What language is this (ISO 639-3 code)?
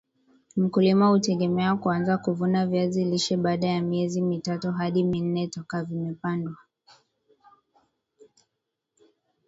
swa